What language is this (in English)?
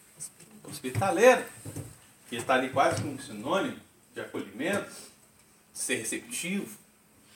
Portuguese